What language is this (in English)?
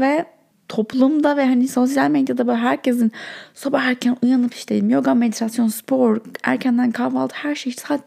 Turkish